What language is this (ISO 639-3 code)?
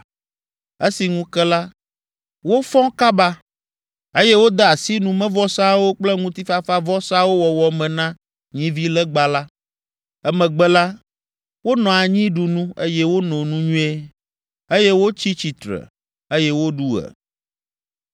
ewe